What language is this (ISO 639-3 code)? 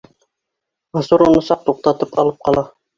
bak